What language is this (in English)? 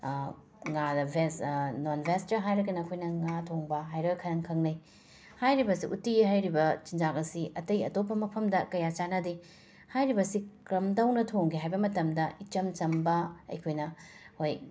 Manipuri